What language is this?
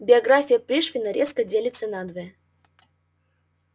Russian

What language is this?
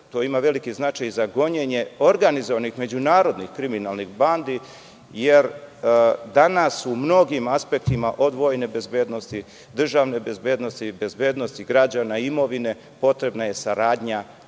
Serbian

